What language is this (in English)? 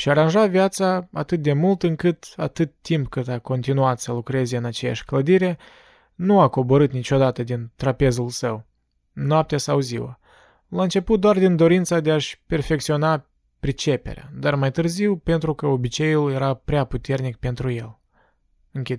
Romanian